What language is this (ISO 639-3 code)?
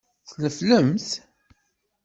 kab